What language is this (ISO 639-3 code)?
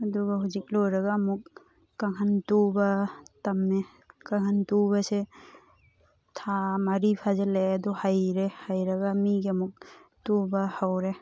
mni